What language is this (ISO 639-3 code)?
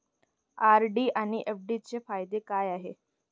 mar